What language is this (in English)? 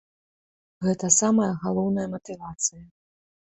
Belarusian